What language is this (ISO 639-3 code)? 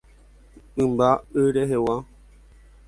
grn